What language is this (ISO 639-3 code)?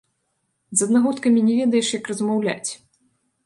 bel